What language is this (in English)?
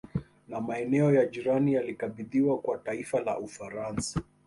Swahili